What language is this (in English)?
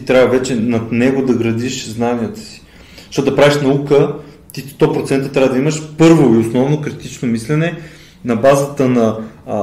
Bulgarian